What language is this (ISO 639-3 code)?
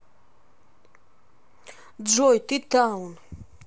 rus